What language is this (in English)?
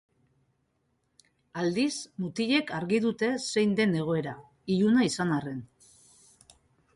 Basque